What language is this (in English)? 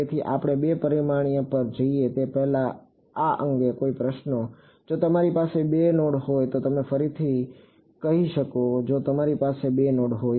Gujarati